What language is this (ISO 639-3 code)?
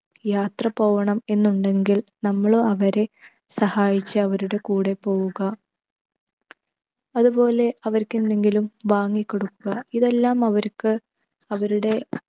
mal